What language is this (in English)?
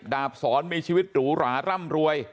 Thai